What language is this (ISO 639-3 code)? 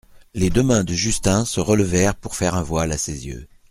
fra